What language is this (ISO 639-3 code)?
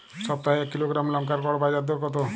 ben